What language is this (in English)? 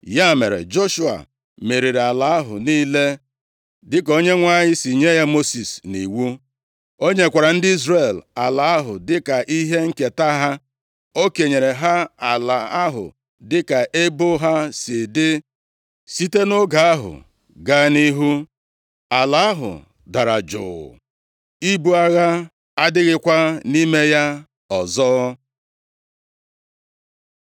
Igbo